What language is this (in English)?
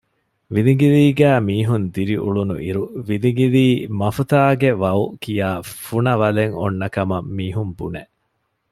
Divehi